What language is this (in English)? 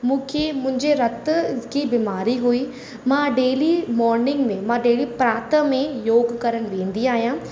Sindhi